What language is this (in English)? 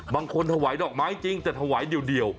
Thai